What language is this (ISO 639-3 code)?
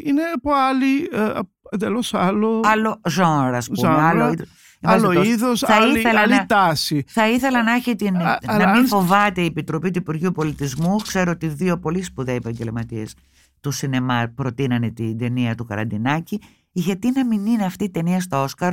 ell